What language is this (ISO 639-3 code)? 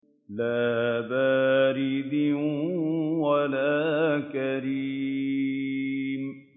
ara